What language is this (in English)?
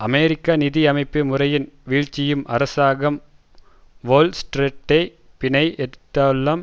Tamil